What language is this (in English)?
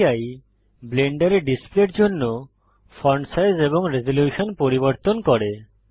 Bangla